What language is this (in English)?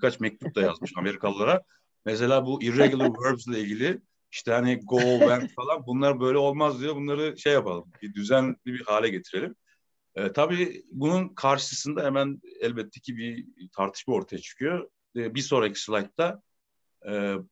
Turkish